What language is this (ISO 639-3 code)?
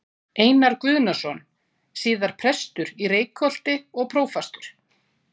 isl